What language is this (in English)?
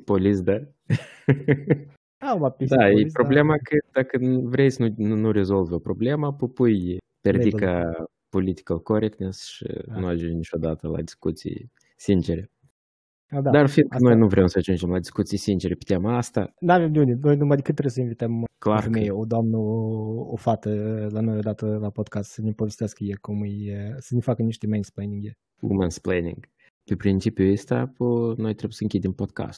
Romanian